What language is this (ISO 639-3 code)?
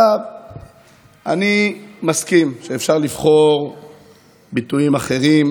heb